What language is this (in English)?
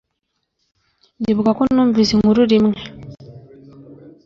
Kinyarwanda